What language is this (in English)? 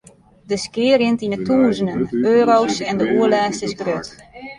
Western Frisian